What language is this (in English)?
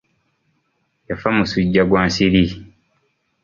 Ganda